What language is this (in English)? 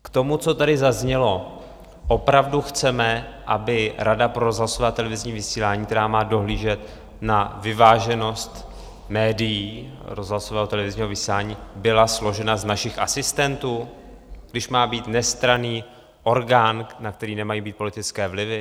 Czech